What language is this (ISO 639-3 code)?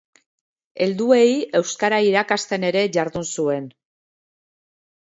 eus